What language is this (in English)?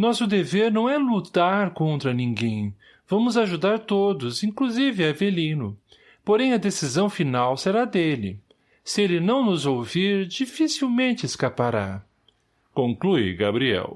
Portuguese